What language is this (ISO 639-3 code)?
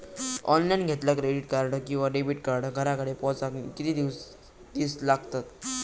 mar